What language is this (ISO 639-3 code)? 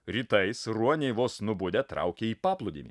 lit